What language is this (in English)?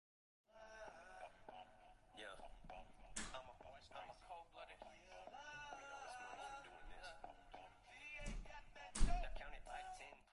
Uzbek